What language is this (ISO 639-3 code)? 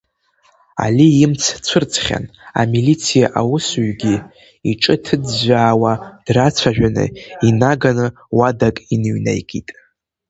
abk